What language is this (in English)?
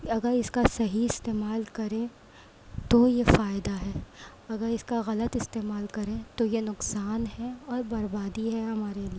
Urdu